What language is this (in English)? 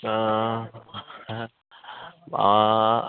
Bodo